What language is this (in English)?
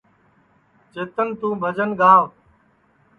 Sansi